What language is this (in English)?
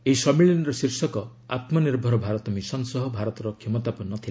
Odia